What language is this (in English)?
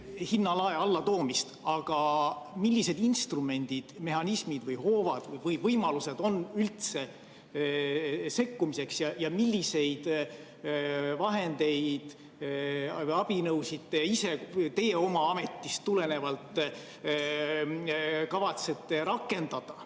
Estonian